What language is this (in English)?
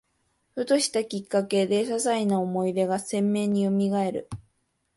Japanese